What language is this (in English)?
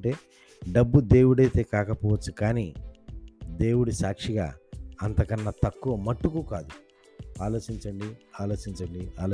Telugu